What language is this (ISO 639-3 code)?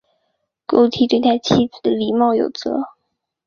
zho